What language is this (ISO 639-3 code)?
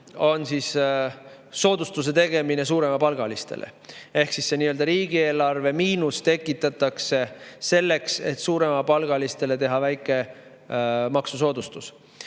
est